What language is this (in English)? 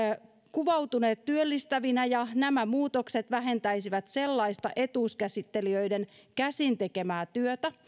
Finnish